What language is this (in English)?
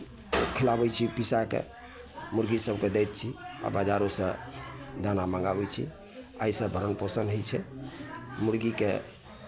Maithili